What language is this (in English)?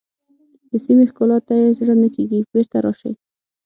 Pashto